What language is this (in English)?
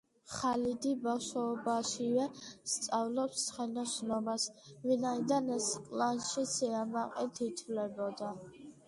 Georgian